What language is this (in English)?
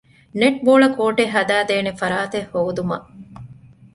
Divehi